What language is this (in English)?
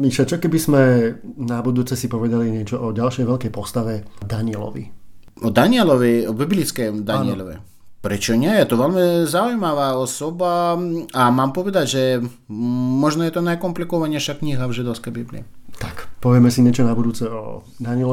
Slovak